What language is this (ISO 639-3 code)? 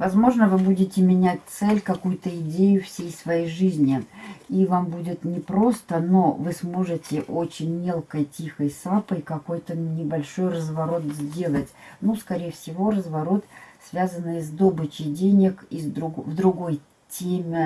rus